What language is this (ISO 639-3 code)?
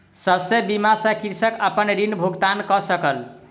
mai